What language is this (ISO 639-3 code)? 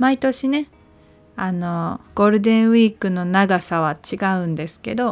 jpn